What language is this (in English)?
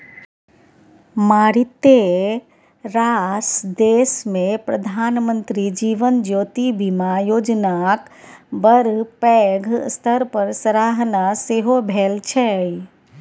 Maithili